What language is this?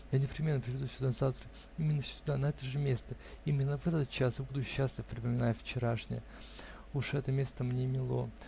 Russian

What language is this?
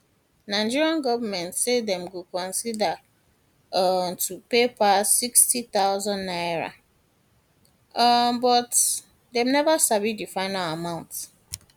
Nigerian Pidgin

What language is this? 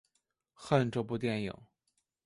Chinese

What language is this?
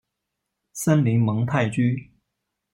Chinese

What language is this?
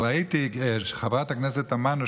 Hebrew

